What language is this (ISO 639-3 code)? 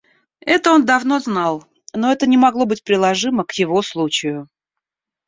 rus